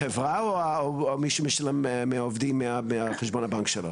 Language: Hebrew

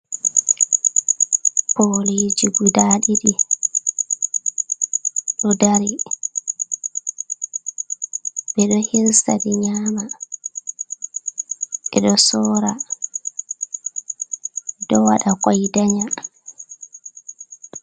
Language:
Fula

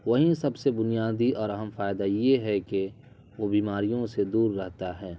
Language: Urdu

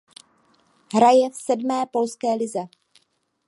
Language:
Czech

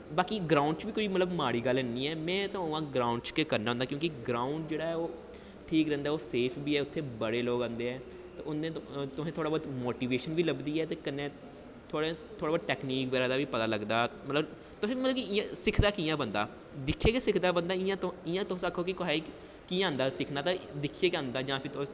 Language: Dogri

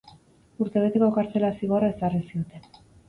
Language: Basque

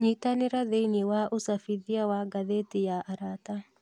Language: Kikuyu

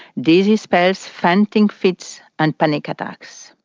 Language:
English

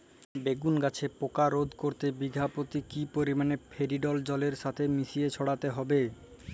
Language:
Bangla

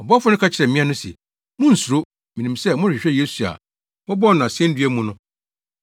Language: Akan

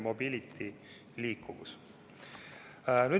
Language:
Estonian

